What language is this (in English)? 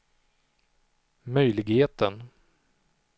Swedish